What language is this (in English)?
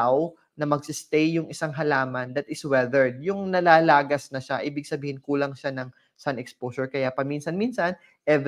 Filipino